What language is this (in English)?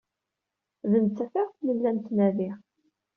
Kabyle